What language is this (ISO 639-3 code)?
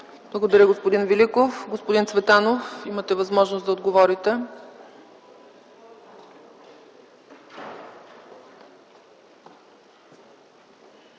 bul